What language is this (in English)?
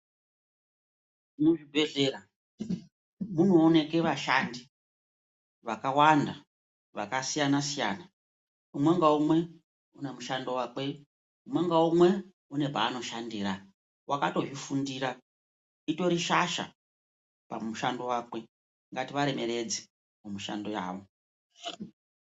Ndau